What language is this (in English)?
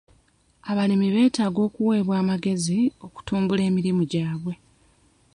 Ganda